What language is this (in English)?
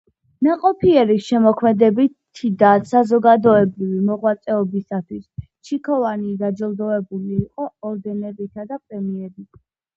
Georgian